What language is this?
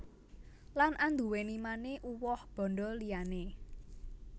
Javanese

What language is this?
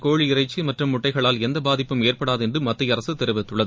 Tamil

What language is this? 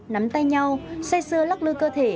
Vietnamese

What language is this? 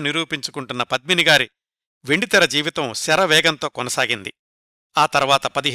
Telugu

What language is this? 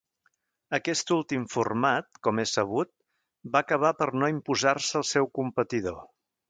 Catalan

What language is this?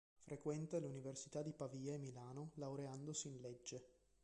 Italian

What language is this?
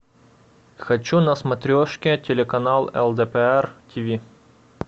Russian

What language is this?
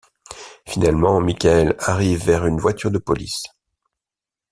French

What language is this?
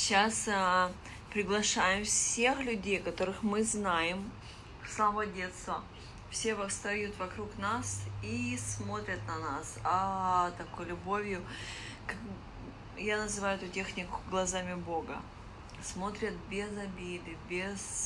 Russian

